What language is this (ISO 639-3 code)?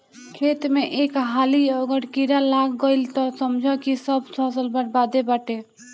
bho